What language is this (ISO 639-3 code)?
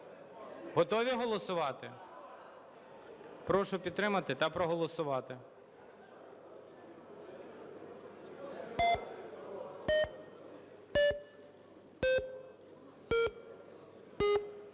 ukr